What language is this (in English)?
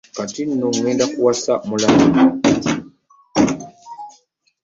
Ganda